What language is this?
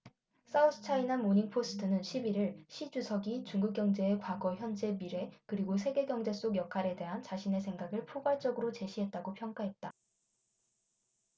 Korean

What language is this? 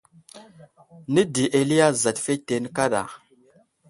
Wuzlam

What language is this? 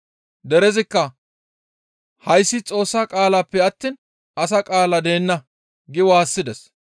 Gamo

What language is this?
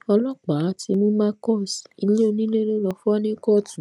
Yoruba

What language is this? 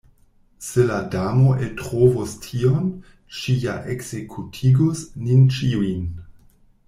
Esperanto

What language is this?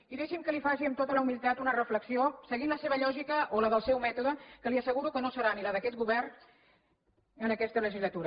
Catalan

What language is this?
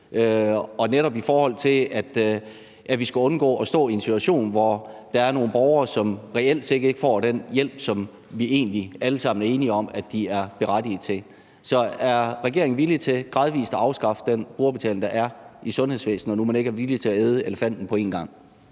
Danish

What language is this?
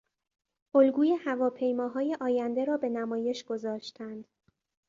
Persian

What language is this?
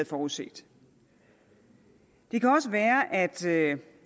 Danish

